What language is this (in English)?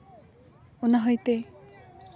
Santali